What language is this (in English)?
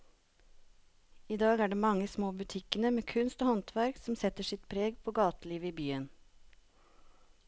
Norwegian